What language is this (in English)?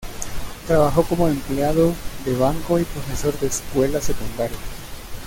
Spanish